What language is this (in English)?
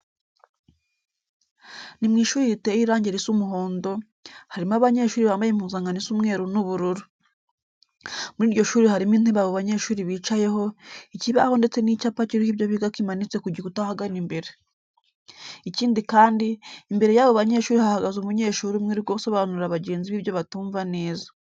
Kinyarwanda